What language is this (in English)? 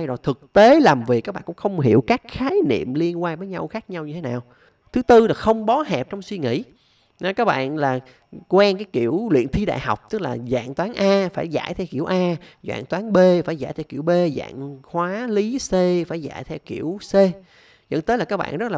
Vietnamese